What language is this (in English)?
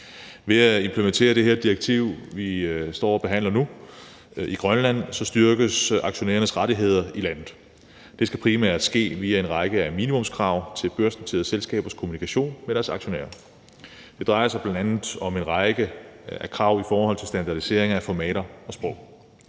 Danish